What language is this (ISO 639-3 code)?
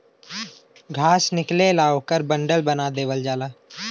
bho